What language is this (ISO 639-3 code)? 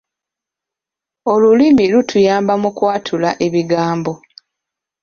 lug